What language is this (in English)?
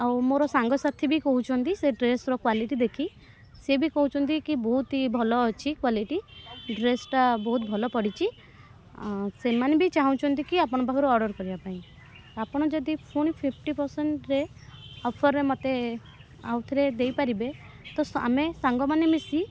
Odia